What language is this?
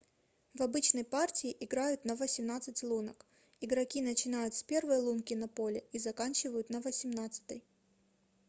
Russian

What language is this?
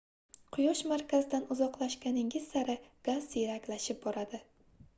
Uzbek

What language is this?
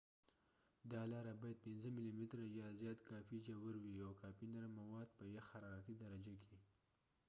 Pashto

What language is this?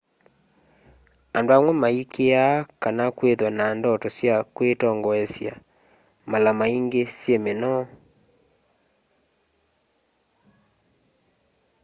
Kamba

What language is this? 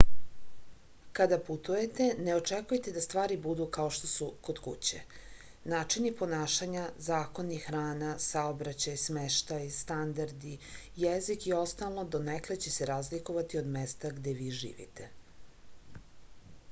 Serbian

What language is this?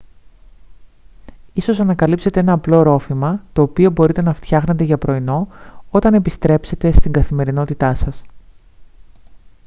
Greek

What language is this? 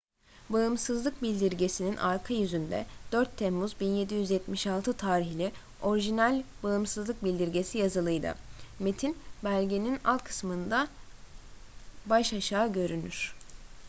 Turkish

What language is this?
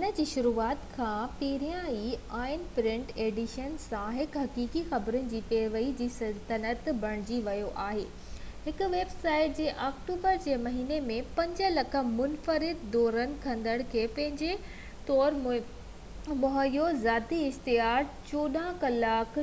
Sindhi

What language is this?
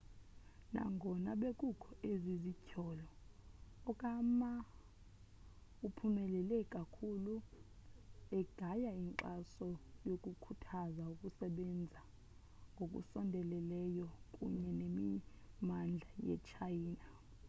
Xhosa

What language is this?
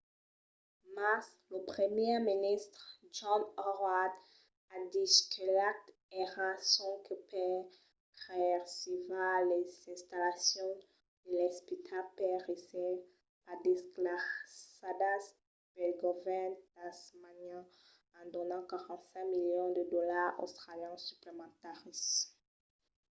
Occitan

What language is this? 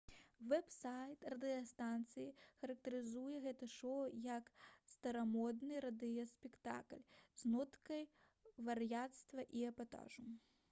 Belarusian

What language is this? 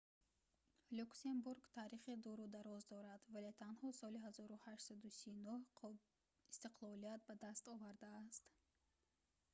Tajik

